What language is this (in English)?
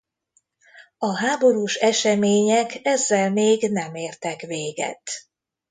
Hungarian